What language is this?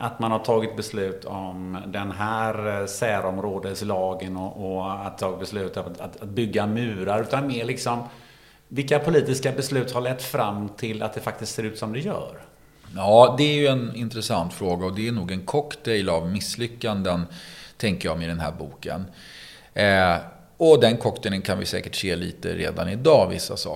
Swedish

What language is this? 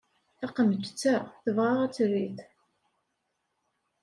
Kabyle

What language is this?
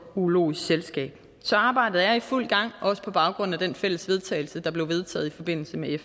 Danish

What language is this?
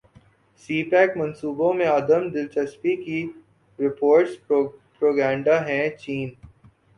Urdu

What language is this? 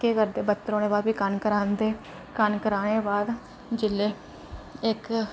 Dogri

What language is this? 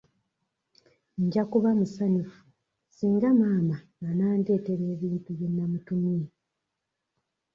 Ganda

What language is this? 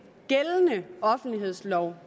Danish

